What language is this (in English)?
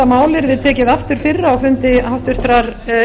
Icelandic